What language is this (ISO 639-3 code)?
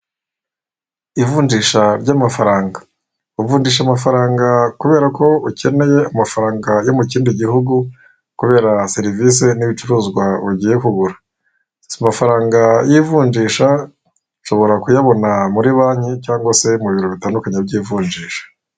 kin